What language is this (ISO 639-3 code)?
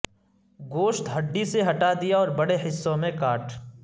urd